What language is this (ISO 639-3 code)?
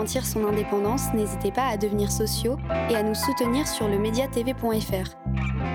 fra